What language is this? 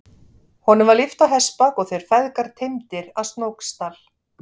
Icelandic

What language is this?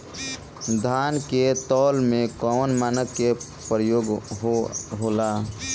Bhojpuri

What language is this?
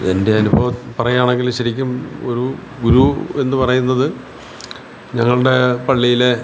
Malayalam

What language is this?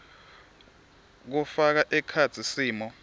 Swati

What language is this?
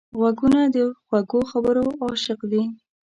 Pashto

